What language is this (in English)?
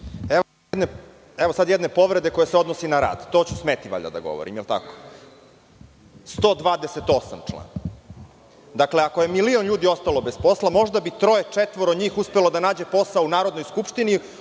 Serbian